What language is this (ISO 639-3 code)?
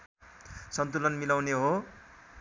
nep